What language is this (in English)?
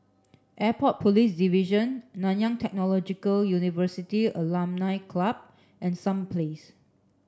English